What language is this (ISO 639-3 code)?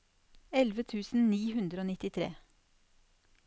nor